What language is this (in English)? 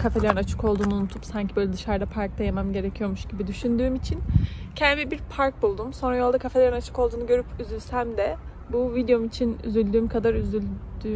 Turkish